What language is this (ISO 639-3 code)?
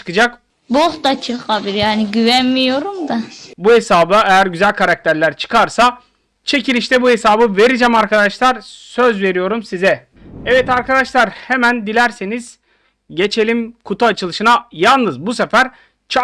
tur